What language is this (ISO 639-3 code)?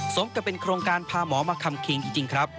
tha